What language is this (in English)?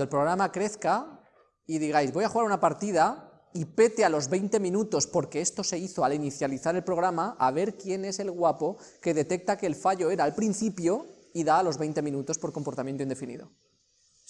Spanish